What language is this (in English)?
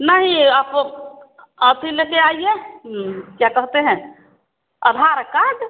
Hindi